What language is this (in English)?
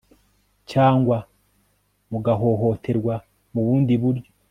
Kinyarwanda